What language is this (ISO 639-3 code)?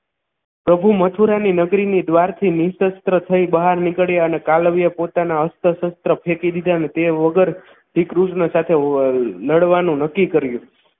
guj